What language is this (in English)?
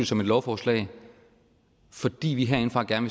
Danish